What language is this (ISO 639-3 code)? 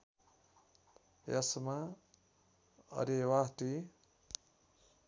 nep